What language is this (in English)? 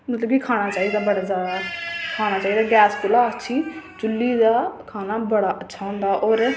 Dogri